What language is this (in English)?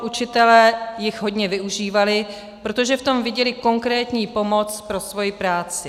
Czech